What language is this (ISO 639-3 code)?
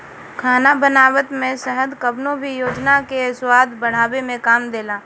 bho